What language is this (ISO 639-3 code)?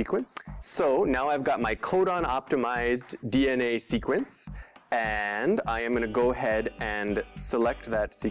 eng